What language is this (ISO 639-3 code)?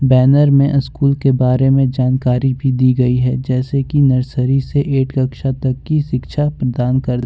hin